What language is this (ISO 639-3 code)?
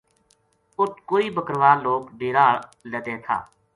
gju